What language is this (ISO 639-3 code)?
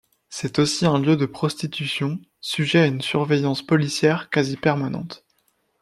fra